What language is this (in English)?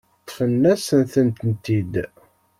Kabyle